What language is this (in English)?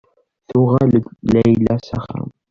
Kabyle